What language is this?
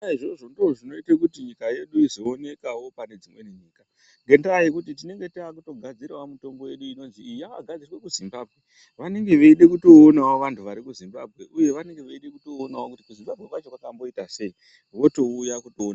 Ndau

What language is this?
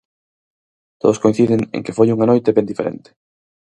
Galician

